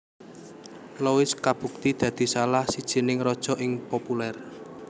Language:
Javanese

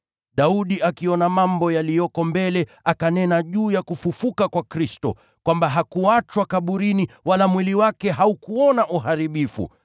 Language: Swahili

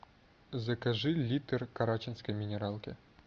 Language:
Russian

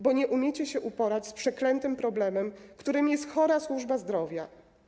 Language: Polish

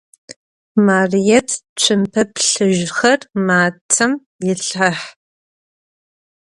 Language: Adyghe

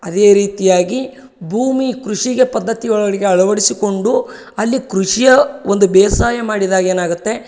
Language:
Kannada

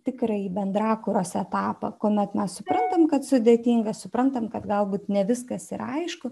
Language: Lithuanian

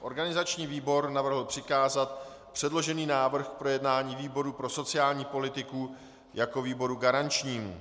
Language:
Czech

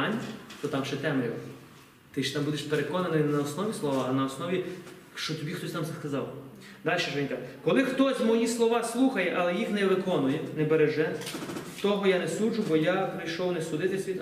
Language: Ukrainian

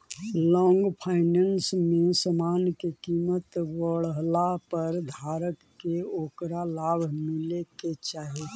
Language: Magahi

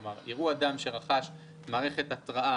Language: Hebrew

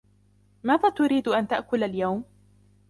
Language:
Arabic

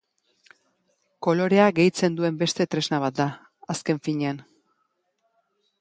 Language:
Basque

